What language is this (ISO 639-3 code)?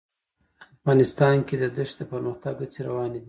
pus